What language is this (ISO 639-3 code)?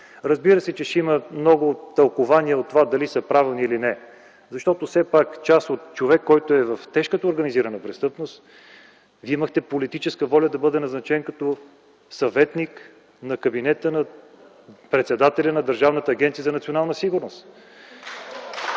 bul